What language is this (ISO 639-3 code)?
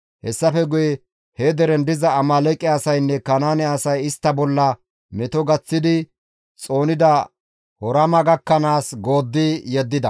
gmv